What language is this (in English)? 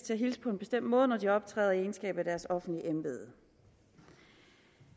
Danish